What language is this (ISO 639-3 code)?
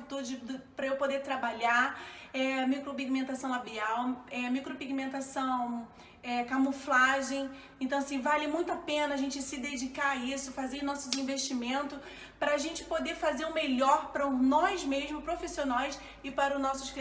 por